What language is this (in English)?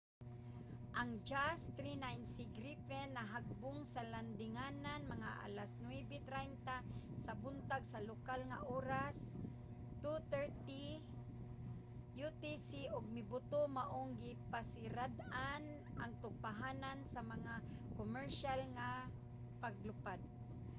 Cebuano